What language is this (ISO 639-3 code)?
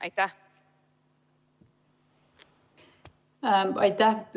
est